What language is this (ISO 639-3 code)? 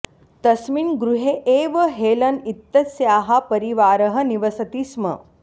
san